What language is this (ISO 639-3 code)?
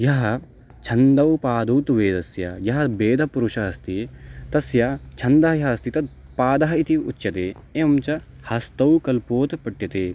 san